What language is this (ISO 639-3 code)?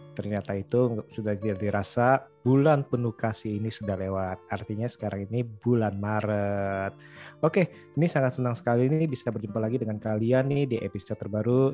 ind